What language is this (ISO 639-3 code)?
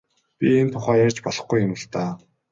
mon